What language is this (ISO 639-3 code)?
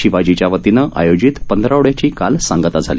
mar